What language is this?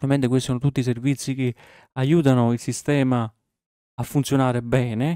Italian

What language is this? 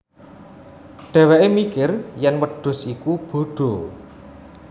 Javanese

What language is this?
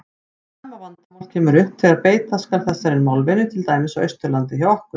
Icelandic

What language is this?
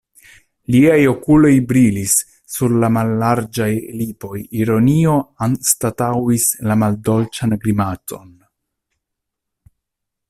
Esperanto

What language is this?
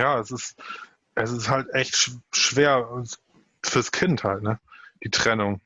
German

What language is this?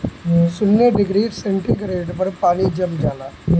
Bhojpuri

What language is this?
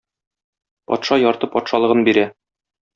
Tatar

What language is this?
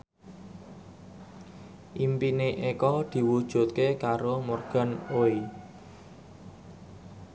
Javanese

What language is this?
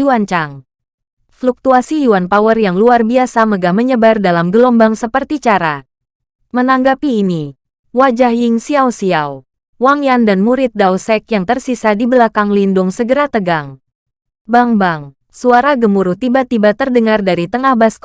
Indonesian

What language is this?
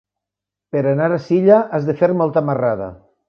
Catalan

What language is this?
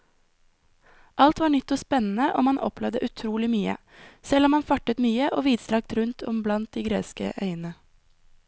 Norwegian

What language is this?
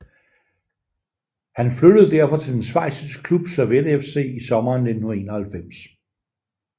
Danish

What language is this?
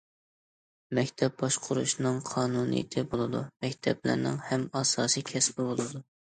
Uyghur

